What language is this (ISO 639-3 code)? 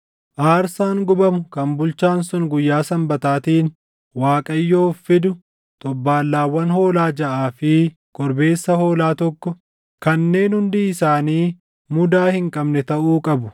orm